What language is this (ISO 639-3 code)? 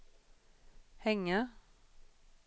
swe